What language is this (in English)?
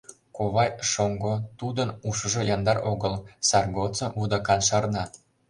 Mari